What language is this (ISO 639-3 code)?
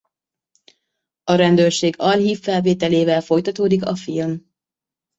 hun